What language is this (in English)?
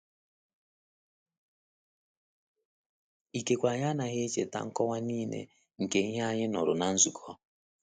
Igbo